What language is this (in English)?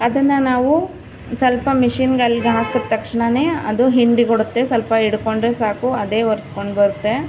Kannada